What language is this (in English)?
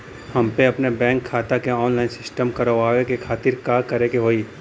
Bhojpuri